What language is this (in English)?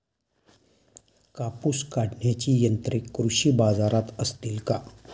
Marathi